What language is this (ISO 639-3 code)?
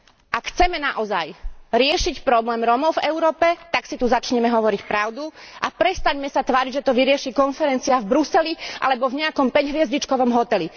slk